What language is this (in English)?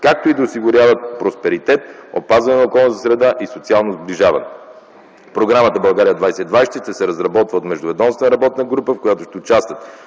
Bulgarian